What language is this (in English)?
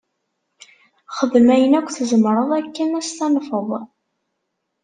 Kabyle